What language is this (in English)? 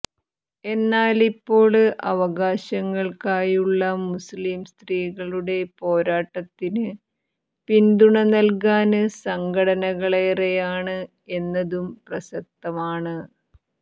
Malayalam